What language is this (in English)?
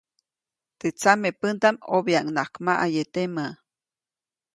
Copainalá Zoque